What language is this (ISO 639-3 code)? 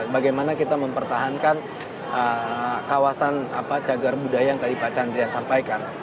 ind